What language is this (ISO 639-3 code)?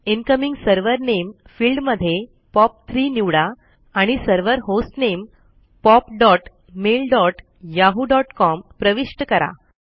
mar